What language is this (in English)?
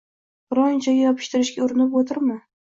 Uzbek